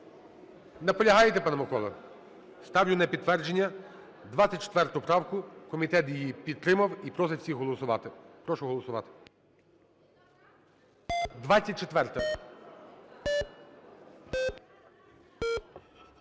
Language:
Ukrainian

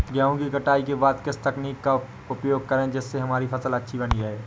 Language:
Hindi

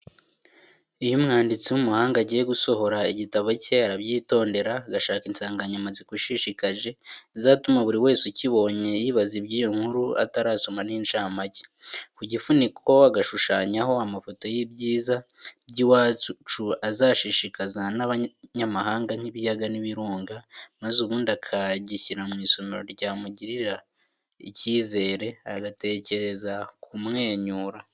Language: Kinyarwanda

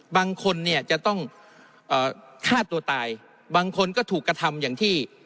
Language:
Thai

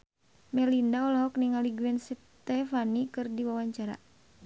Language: Sundanese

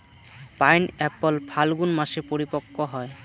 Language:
Bangla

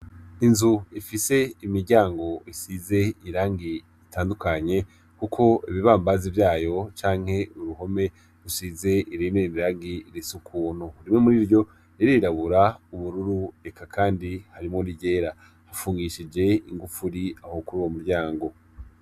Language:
Rundi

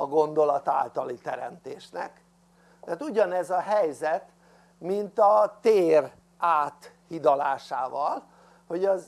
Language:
Hungarian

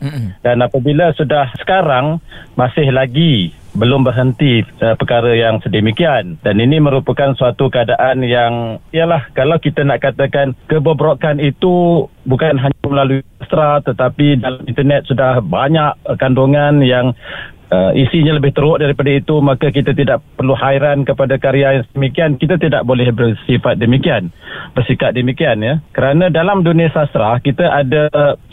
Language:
Malay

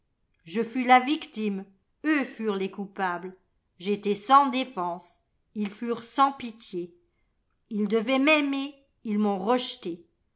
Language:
French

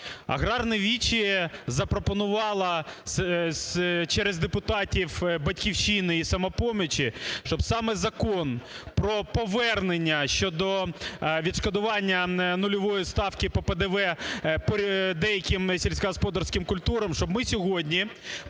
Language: Ukrainian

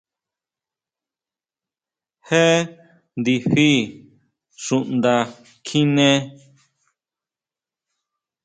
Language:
Huautla Mazatec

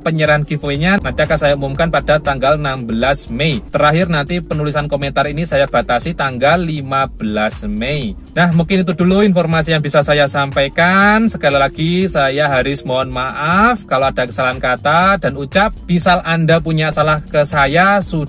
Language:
Indonesian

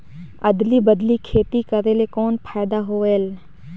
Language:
Chhattisgarhi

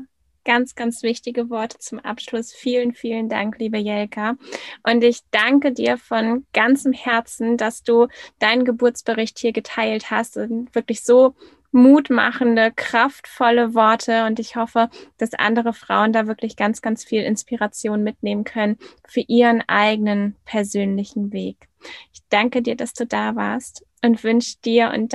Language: German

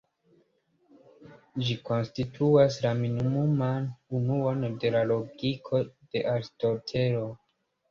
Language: Esperanto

